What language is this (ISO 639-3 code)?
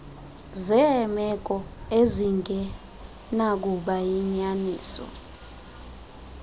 xho